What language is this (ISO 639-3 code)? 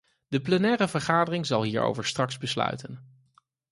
nld